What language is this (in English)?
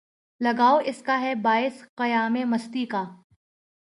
Urdu